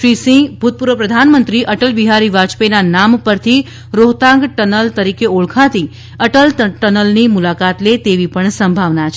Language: Gujarati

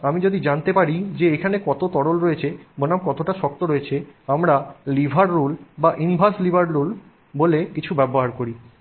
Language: Bangla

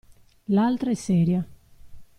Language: Italian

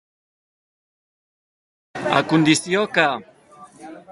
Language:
Catalan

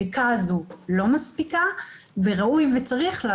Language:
Hebrew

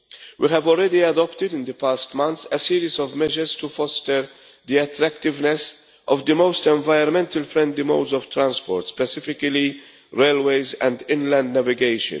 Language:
English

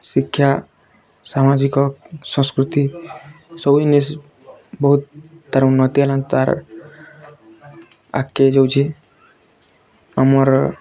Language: Odia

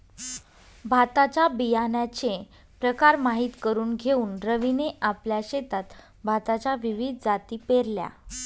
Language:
Marathi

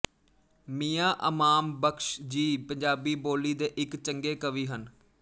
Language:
Punjabi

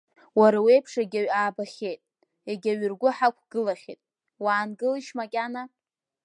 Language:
Abkhazian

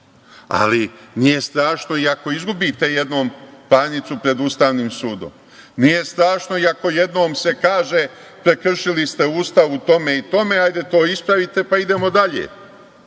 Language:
Serbian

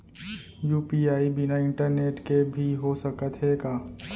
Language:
Chhattisgarhi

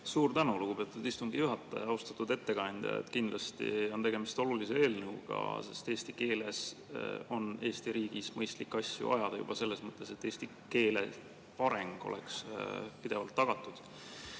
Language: Estonian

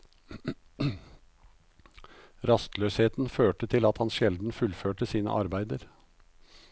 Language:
Norwegian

